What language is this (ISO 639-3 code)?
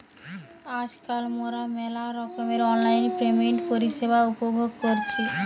ben